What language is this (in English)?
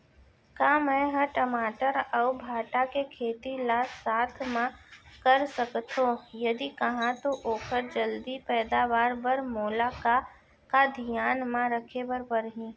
Chhattisgarhi